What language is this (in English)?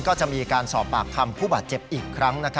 Thai